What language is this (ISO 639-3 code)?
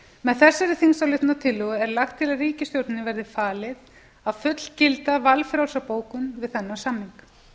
isl